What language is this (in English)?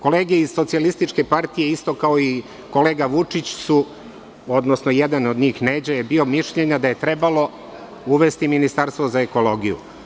Serbian